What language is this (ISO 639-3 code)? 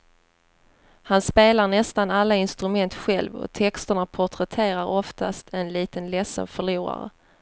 swe